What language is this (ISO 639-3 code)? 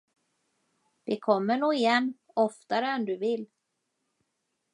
swe